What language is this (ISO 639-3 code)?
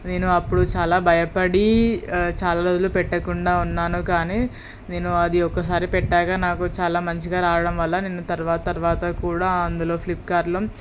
tel